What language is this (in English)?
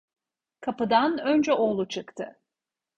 Turkish